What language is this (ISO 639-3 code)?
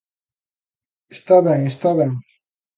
glg